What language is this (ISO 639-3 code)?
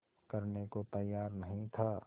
hin